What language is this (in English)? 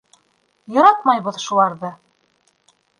Bashkir